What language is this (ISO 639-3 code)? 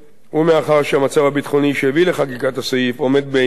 heb